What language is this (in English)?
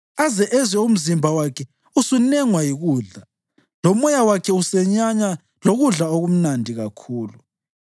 North Ndebele